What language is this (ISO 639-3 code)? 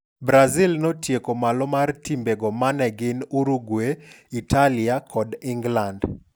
luo